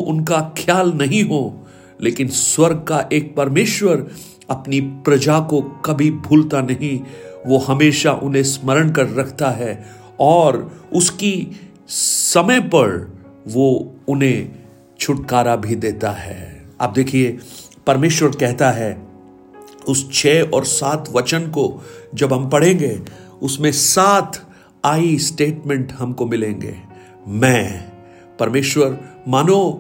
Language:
Hindi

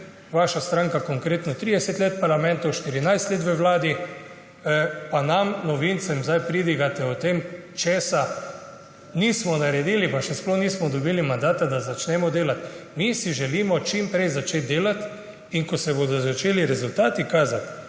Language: Slovenian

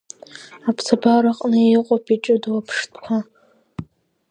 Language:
Abkhazian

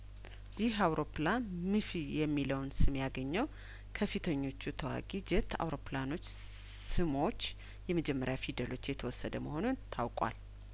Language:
Amharic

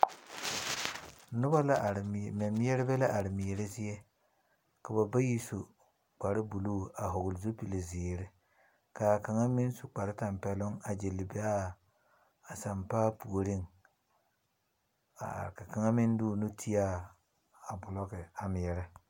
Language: Southern Dagaare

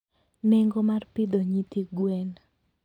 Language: Luo (Kenya and Tanzania)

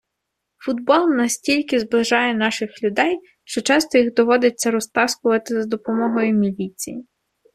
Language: Ukrainian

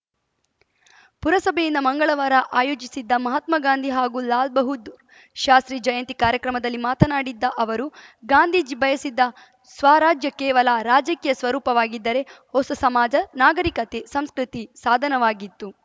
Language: Kannada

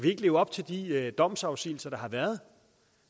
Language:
Danish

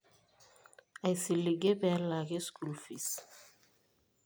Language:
Masai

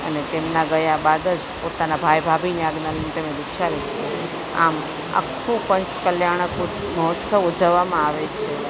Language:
Gujarati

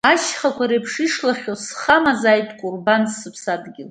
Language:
Abkhazian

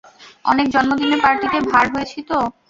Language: Bangla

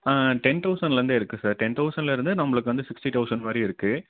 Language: Tamil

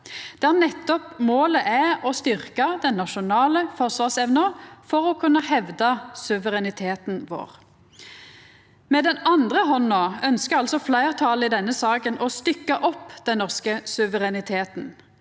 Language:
Norwegian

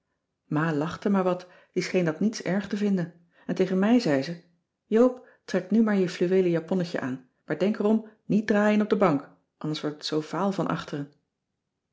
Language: Dutch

